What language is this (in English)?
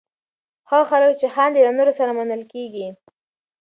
Pashto